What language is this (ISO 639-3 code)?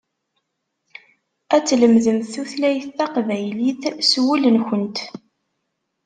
kab